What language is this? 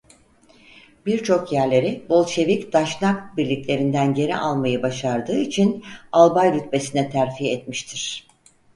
Turkish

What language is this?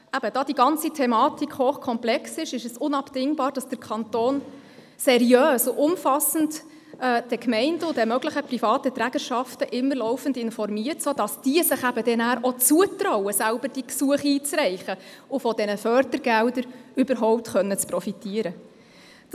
Swiss German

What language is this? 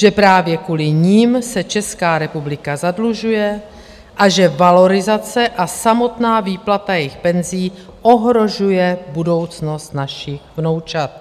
Czech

